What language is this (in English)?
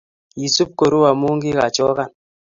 Kalenjin